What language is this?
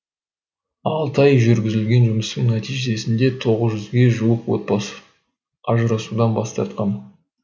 Kazakh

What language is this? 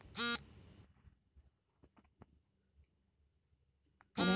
Kannada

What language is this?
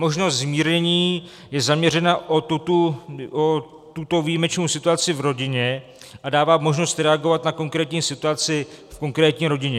Czech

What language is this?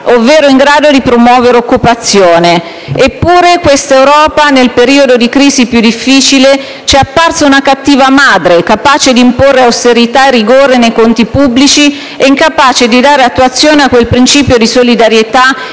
Italian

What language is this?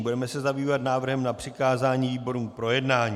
Czech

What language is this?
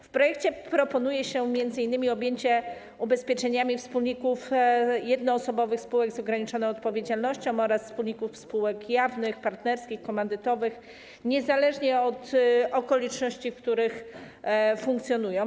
Polish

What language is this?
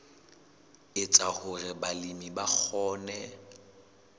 Southern Sotho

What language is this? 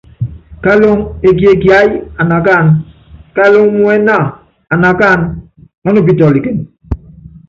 Yangben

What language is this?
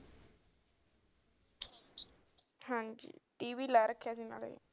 Punjabi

